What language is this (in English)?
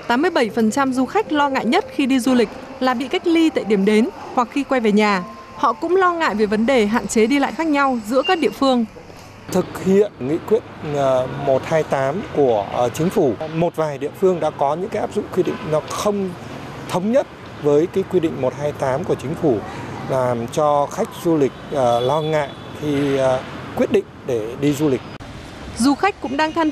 Vietnamese